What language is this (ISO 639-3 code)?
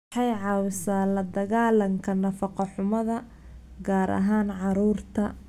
som